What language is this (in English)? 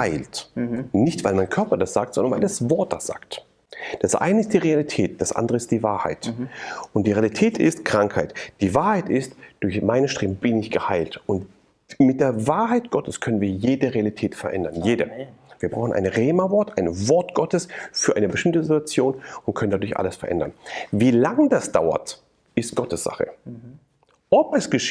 German